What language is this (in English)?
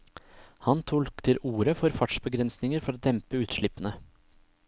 Norwegian